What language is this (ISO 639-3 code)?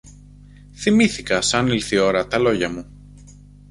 ell